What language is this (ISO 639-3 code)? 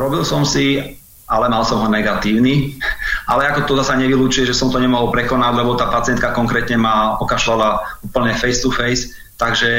slk